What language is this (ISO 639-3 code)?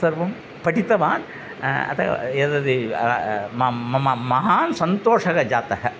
san